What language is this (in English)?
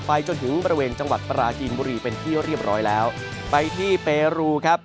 Thai